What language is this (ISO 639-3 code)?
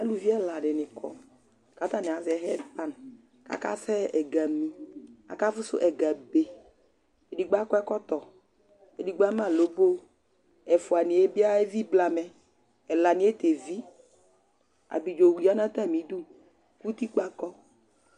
kpo